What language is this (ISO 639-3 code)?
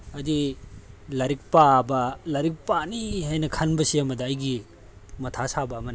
mni